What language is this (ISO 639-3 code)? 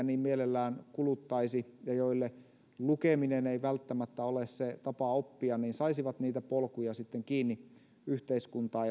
fin